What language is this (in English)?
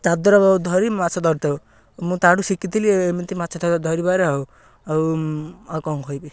Odia